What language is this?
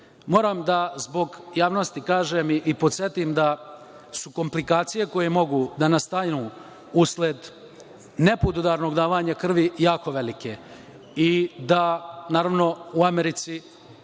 Serbian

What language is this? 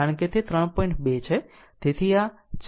Gujarati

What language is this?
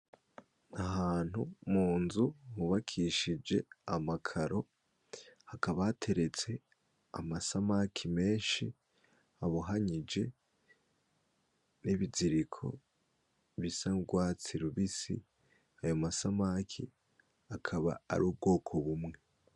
Rundi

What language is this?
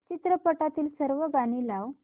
Marathi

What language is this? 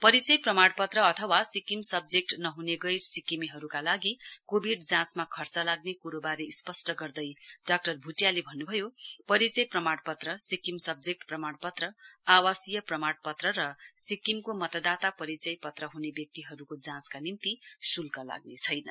Nepali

